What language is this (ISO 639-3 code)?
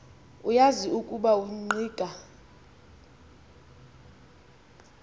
xho